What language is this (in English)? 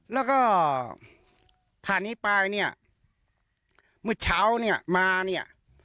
Thai